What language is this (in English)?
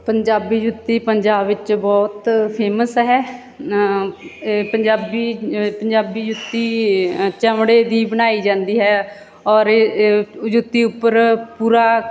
Punjabi